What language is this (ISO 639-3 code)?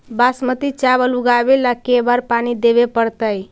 mag